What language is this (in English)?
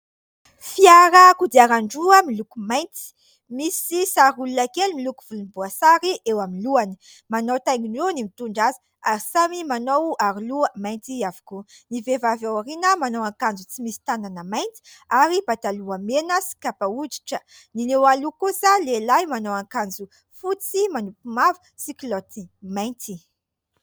Malagasy